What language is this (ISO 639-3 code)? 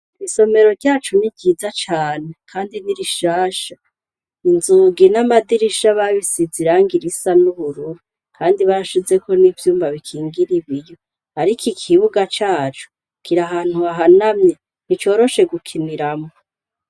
run